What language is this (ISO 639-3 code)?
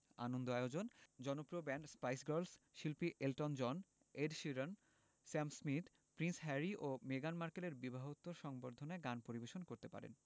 ben